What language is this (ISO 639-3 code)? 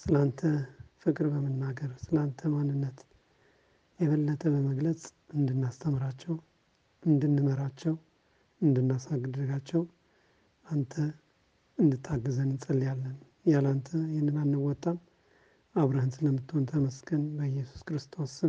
amh